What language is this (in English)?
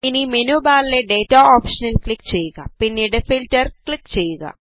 Malayalam